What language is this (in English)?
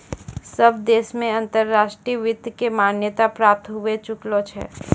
Maithili